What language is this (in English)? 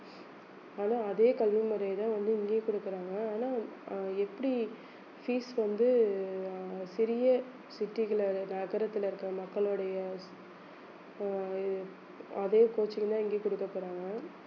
Tamil